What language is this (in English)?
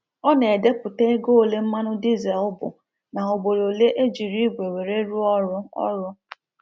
Igbo